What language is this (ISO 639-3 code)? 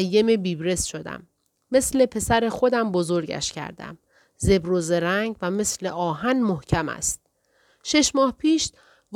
fas